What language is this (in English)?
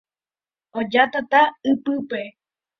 Guarani